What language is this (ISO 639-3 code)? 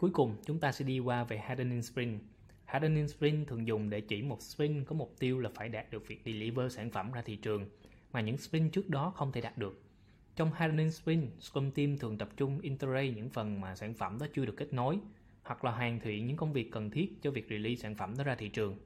vie